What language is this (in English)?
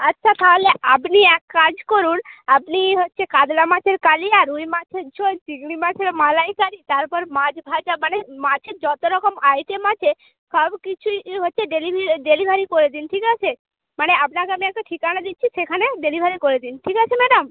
Bangla